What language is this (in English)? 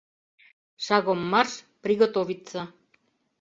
Mari